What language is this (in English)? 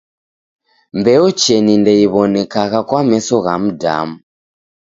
Taita